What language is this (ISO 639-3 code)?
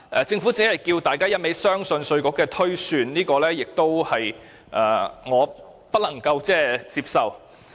yue